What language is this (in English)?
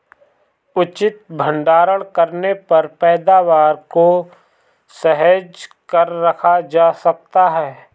Hindi